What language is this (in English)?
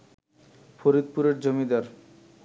Bangla